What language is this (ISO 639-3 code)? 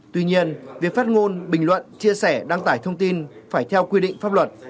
vie